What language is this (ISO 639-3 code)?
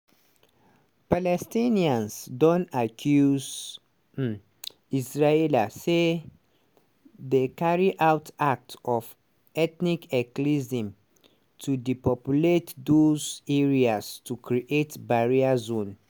pcm